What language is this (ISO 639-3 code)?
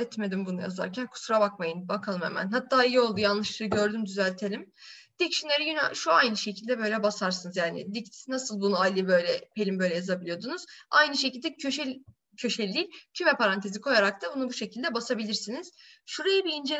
tur